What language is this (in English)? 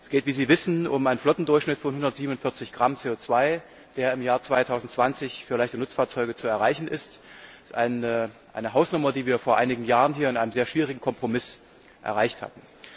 German